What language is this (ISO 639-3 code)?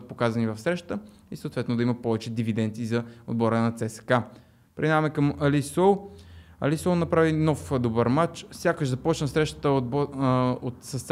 bul